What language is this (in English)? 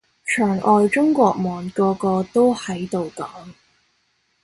Cantonese